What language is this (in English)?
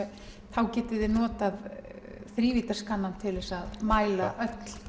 Icelandic